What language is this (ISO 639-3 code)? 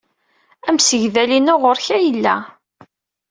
kab